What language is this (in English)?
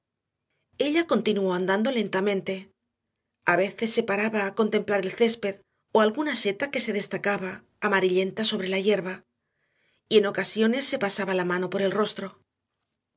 Spanish